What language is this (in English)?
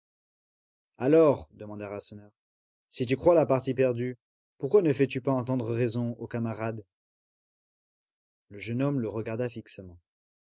French